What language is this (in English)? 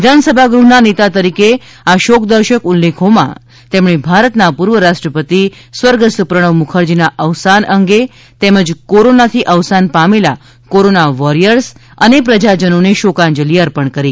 Gujarati